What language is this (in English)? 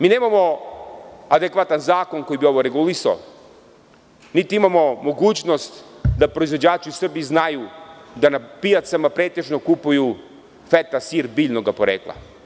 Serbian